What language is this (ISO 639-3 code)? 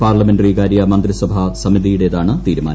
mal